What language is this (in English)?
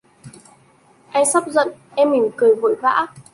Vietnamese